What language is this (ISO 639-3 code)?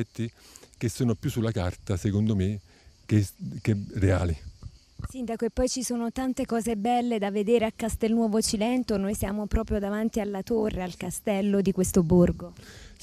ita